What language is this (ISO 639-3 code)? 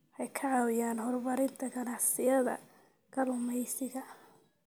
som